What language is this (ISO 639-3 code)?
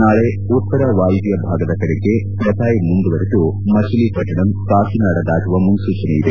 kan